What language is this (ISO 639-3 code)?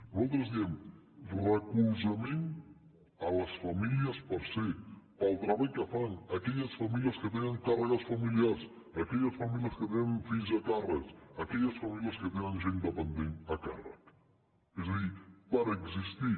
cat